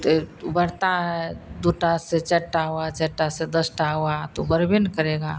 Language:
Hindi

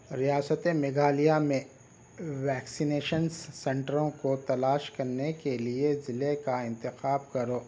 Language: Urdu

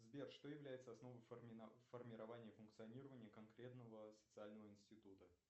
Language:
Russian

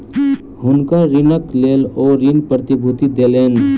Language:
Maithili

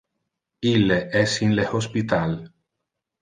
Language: Interlingua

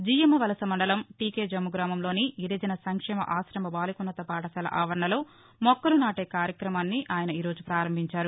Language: Telugu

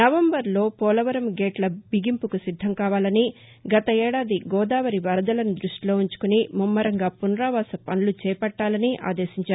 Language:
Telugu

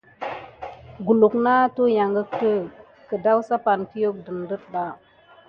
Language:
Gidar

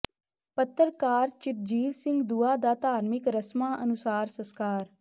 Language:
Punjabi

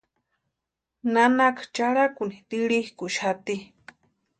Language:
Western Highland Purepecha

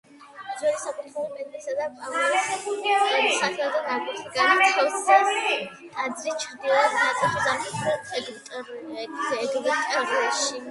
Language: Georgian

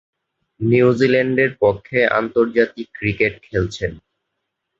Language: Bangla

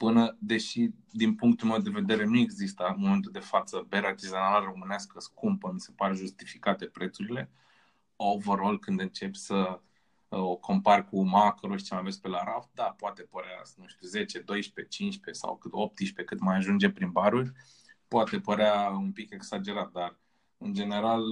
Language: Romanian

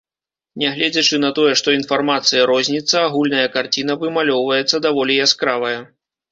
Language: Belarusian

